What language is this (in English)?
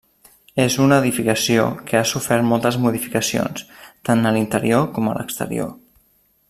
Catalan